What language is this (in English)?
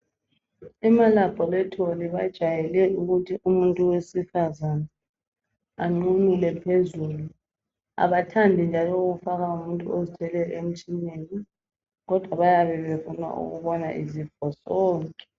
North Ndebele